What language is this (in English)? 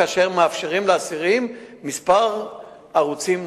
Hebrew